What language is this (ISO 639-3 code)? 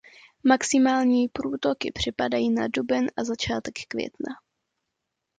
ces